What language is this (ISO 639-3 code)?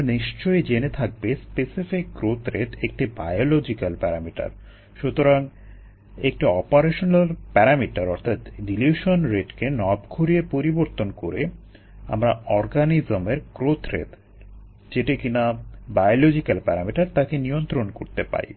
ben